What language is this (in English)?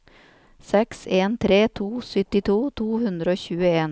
Norwegian